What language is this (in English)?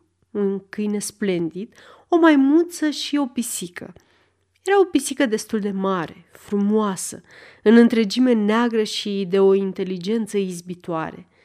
Romanian